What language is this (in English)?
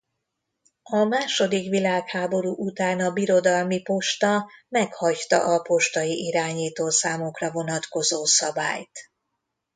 Hungarian